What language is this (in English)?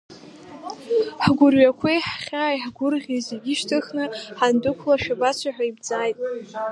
Abkhazian